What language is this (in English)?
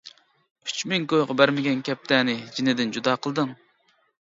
Uyghur